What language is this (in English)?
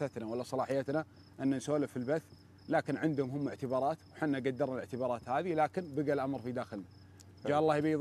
Arabic